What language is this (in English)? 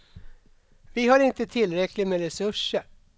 Swedish